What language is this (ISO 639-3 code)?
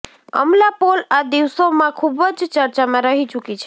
guj